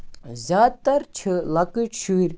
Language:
Kashmiri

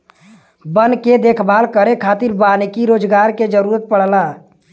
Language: Bhojpuri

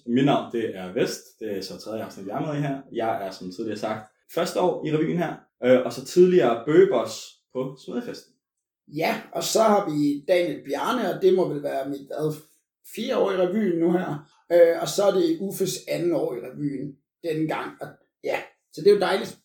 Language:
Danish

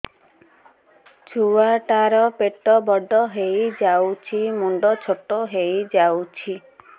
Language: Odia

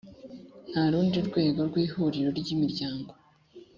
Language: Kinyarwanda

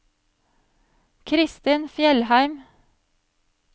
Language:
Norwegian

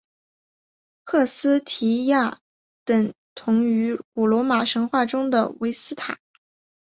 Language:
Chinese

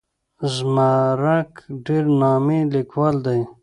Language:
Pashto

